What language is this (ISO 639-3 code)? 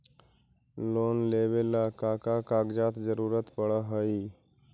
mag